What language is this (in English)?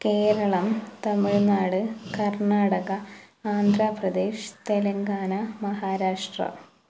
Malayalam